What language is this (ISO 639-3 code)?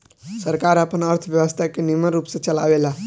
bho